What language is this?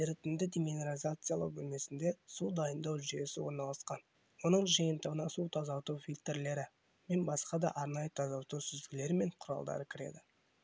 Kazakh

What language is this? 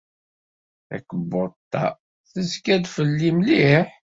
Kabyle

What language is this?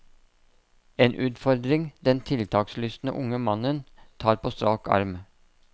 Norwegian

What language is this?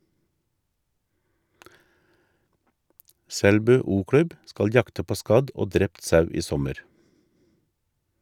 Norwegian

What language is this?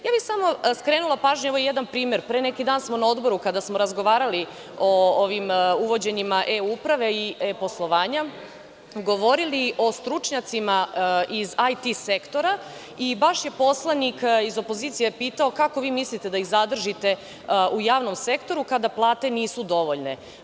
Serbian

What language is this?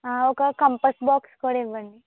Telugu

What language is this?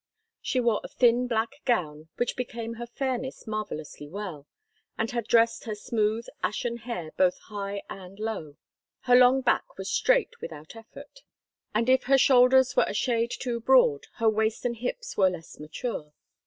English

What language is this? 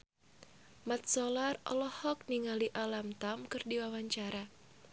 Sundanese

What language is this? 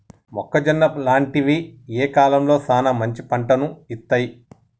Telugu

